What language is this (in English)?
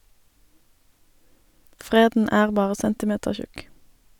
Norwegian